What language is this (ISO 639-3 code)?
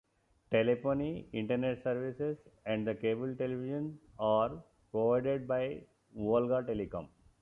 eng